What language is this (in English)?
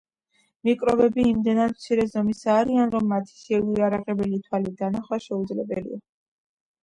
Georgian